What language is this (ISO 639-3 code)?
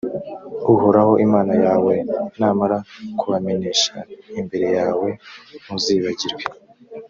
kin